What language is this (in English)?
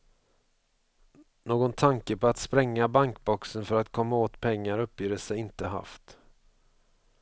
Swedish